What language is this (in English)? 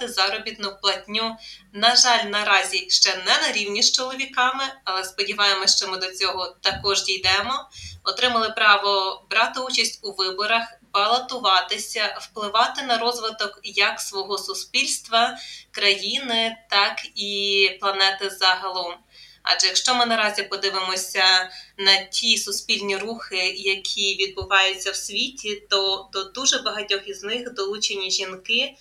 Ukrainian